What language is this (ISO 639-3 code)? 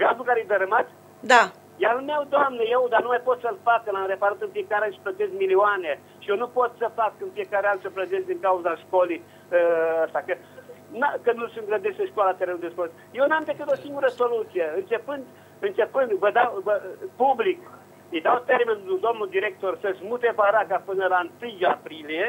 ron